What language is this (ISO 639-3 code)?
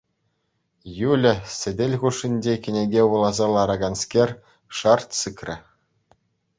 chv